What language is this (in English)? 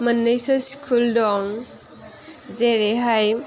Bodo